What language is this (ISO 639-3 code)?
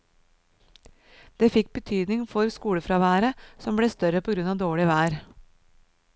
nor